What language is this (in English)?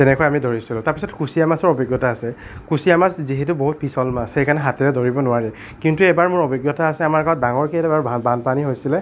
Assamese